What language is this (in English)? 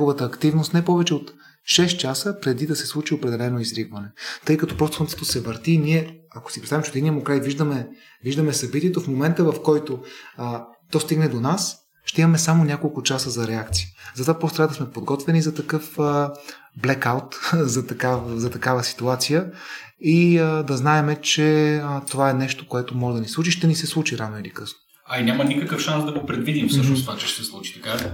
Bulgarian